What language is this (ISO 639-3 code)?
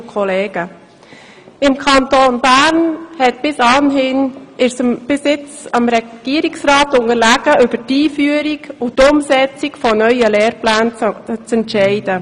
gsw